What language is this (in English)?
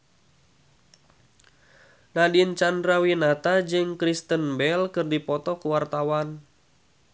Sundanese